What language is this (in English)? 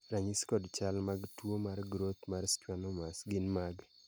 Luo (Kenya and Tanzania)